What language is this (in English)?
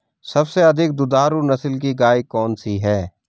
Hindi